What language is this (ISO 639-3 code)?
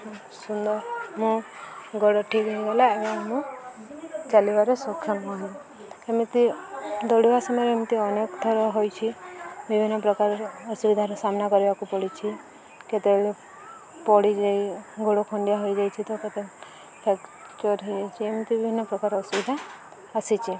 ori